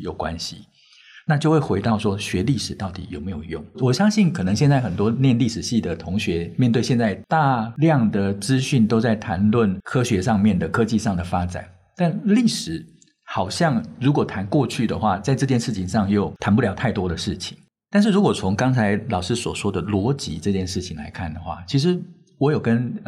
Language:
Chinese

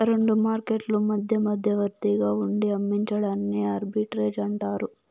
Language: Telugu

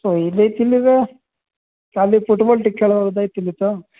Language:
Odia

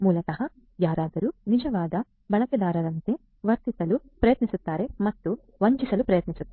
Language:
Kannada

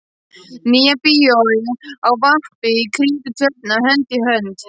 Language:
Icelandic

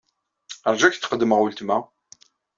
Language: Kabyle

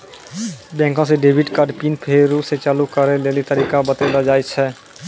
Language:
Maithili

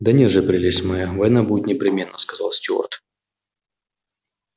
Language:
Russian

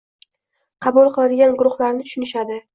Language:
Uzbek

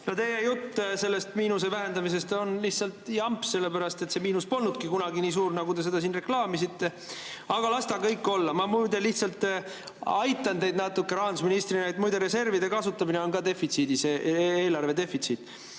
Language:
Estonian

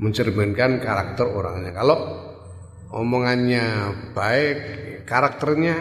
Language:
Indonesian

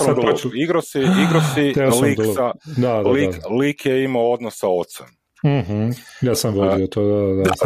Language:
Croatian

